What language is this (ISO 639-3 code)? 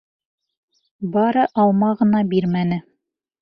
bak